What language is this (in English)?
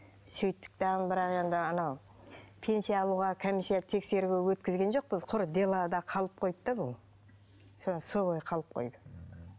Kazakh